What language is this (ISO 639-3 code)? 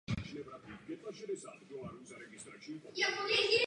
ces